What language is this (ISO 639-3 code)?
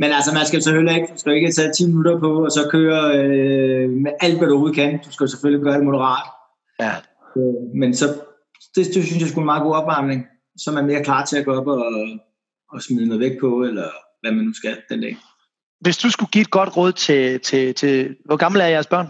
dan